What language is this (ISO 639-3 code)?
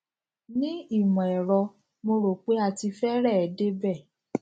yor